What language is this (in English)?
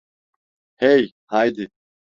Turkish